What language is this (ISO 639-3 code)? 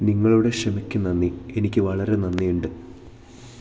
mal